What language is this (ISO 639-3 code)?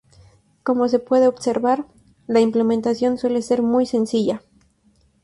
spa